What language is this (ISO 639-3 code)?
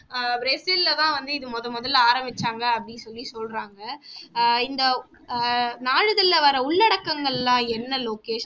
tam